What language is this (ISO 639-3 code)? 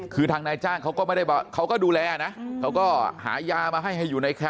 tha